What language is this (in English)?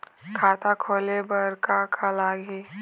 Chhattisgarhi